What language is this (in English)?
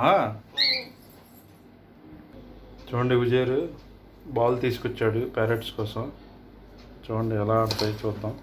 Telugu